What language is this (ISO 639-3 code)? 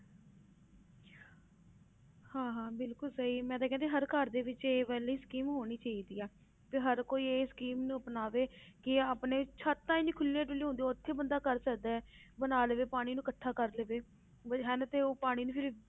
pan